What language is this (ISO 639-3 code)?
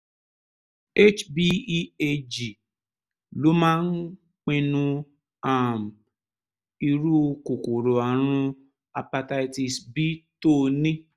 yor